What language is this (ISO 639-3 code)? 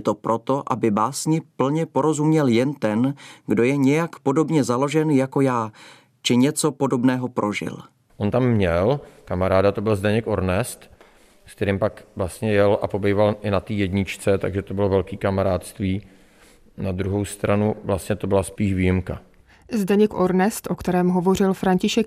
ces